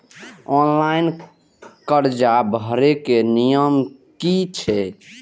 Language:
Maithili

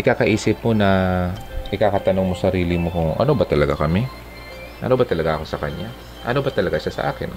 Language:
Filipino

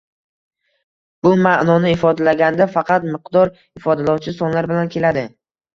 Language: Uzbek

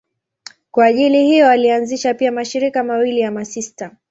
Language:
Swahili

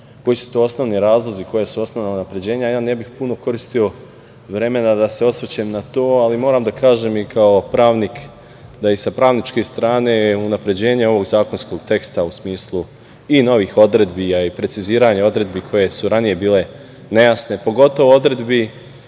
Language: Serbian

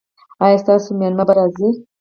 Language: Pashto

